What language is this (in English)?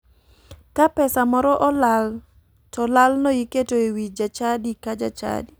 Luo (Kenya and Tanzania)